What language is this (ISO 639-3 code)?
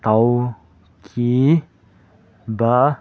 mni